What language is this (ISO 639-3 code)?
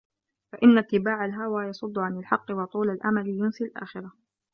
ara